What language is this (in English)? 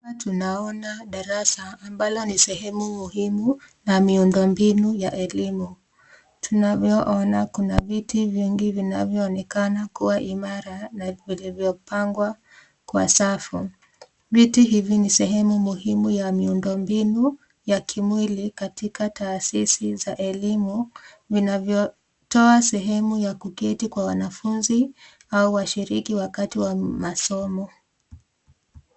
Swahili